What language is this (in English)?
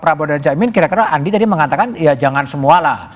Indonesian